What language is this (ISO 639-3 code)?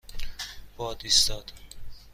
fas